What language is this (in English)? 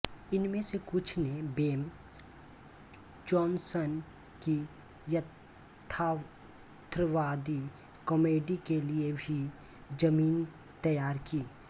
Hindi